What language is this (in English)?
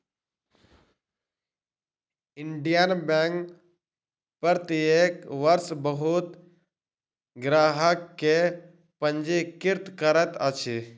Maithili